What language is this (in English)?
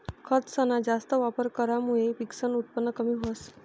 Marathi